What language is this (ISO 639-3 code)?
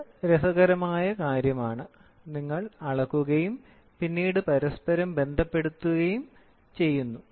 mal